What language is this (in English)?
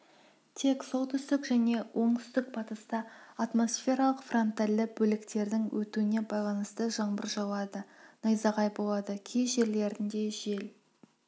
Kazakh